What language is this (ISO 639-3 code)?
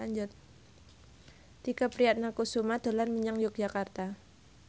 jav